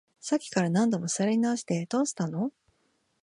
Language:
Japanese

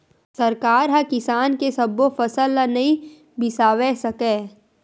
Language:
Chhattisgarhi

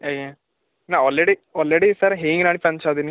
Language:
Odia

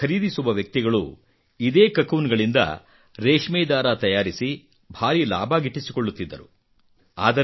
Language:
Kannada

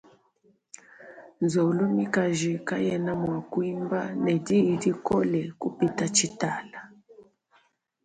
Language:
Luba-Lulua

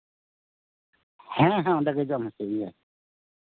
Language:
Santali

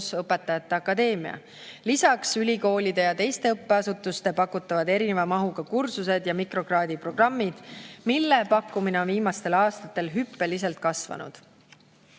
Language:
Estonian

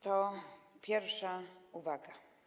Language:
Polish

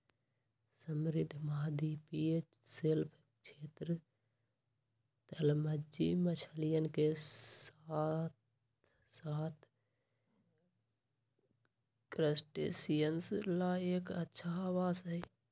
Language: Magahi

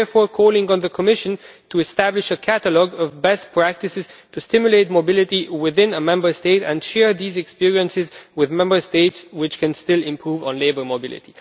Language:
English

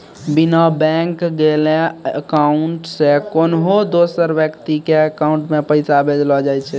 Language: Maithili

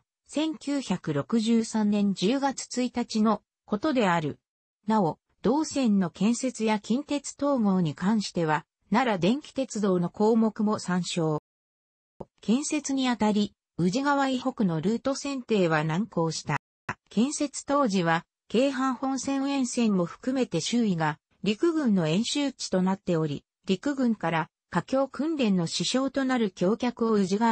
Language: Japanese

